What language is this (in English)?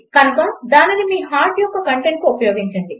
Telugu